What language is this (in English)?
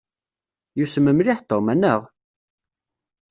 Kabyle